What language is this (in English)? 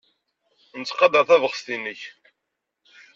Kabyle